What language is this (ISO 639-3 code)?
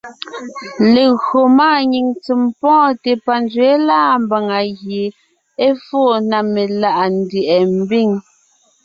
nnh